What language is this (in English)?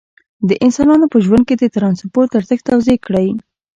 Pashto